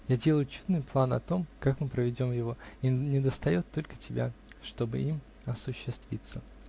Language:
Russian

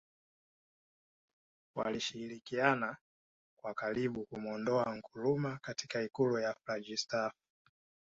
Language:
Swahili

